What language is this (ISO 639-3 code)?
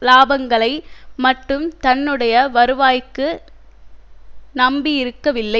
tam